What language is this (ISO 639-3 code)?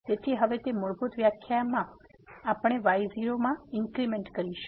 guj